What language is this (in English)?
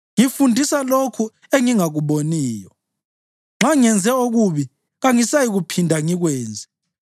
North Ndebele